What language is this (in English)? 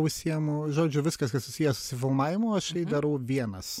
Lithuanian